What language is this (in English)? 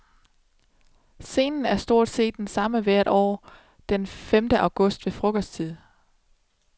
Danish